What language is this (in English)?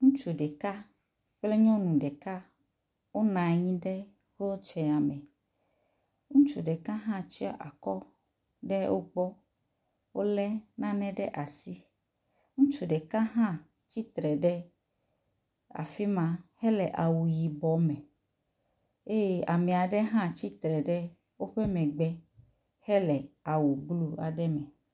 Ewe